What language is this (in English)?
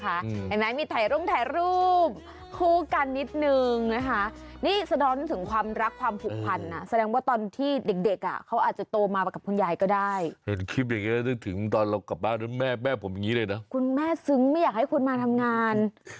Thai